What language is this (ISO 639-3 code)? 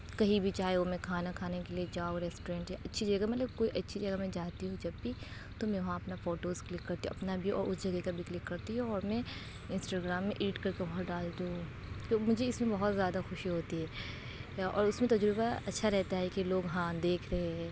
urd